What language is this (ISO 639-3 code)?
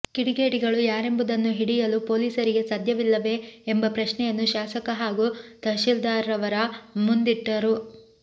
kan